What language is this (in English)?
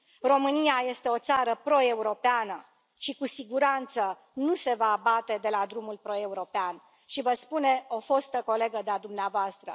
Romanian